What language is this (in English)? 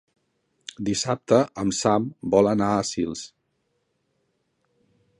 Catalan